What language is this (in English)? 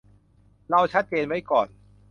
Thai